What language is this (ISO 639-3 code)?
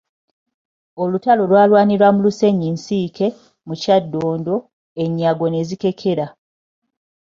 lug